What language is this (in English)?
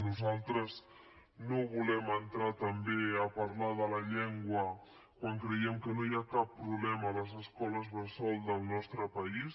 Catalan